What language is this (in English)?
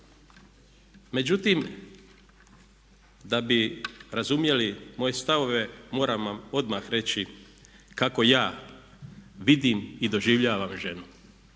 Croatian